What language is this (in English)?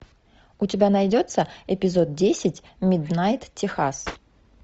Russian